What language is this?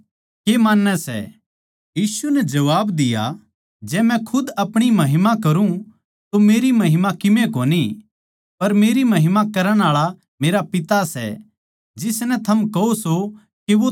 Haryanvi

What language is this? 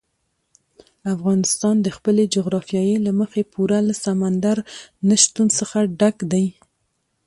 Pashto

